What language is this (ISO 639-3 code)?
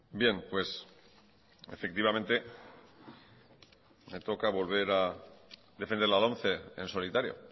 spa